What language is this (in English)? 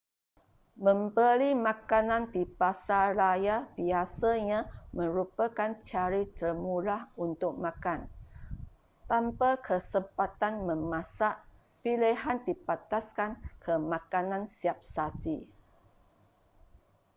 Malay